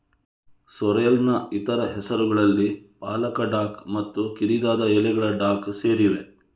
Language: Kannada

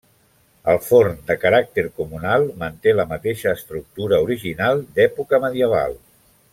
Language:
Catalan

